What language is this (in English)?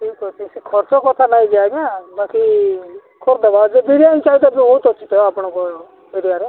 Odia